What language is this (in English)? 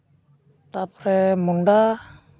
Santali